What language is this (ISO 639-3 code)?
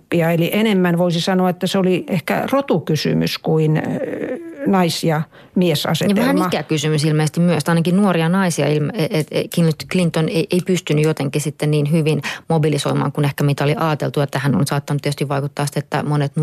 fin